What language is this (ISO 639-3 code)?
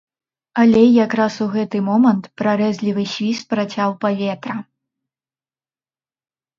bel